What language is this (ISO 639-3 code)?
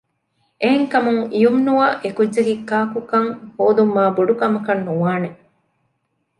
div